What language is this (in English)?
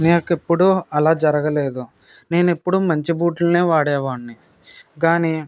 Telugu